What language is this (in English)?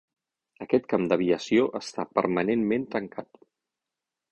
Catalan